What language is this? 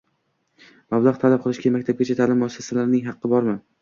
Uzbek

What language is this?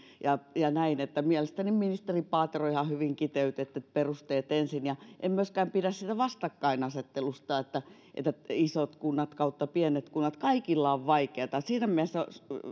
Finnish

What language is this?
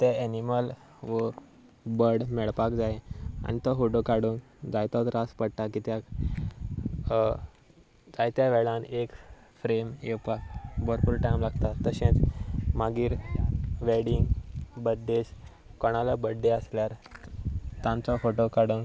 Konkani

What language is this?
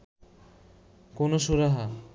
Bangla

